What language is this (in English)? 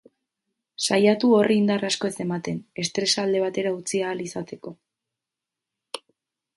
Basque